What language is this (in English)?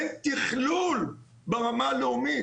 Hebrew